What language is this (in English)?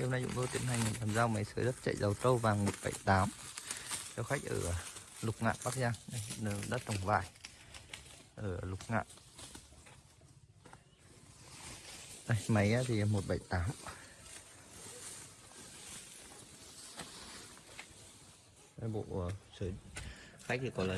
Vietnamese